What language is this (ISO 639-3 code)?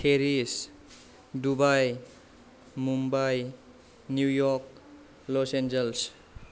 brx